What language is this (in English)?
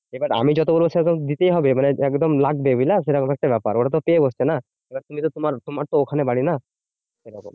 Bangla